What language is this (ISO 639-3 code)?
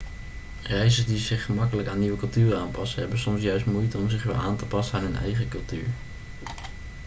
nld